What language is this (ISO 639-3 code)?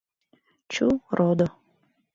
chm